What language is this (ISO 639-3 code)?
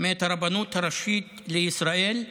heb